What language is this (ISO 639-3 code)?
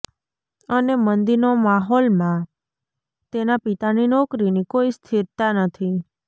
guj